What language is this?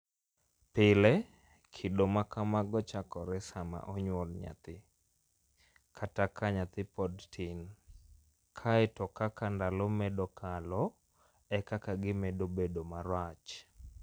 Luo (Kenya and Tanzania)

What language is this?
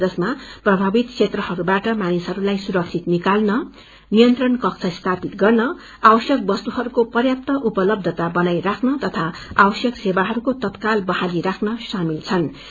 Nepali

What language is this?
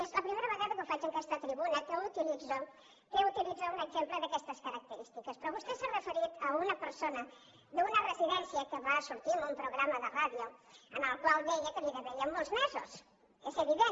Catalan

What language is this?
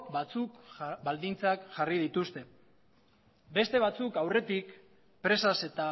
Basque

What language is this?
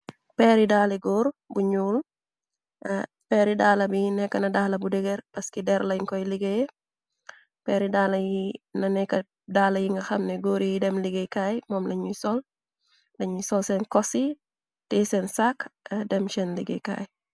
Wolof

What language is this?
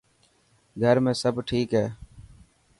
Dhatki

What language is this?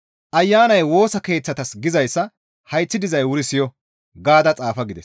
Gamo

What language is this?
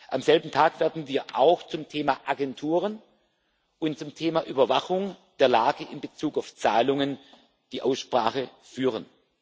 German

